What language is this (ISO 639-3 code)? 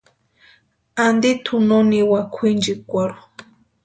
pua